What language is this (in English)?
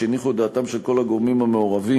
Hebrew